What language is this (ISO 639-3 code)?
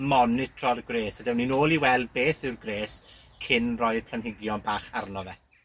cym